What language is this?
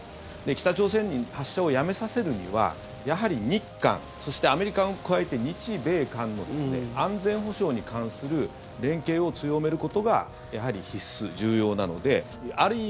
Japanese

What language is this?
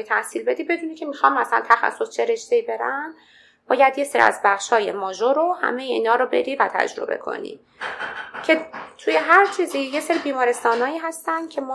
Persian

